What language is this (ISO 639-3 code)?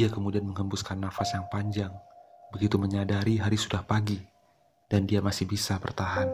ind